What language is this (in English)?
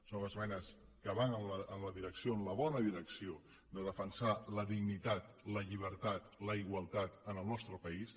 Catalan